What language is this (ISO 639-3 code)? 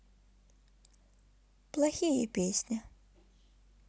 rus